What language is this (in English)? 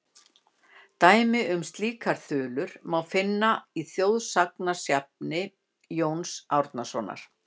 Icelandic